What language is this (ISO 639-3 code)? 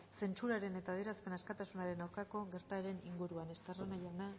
eus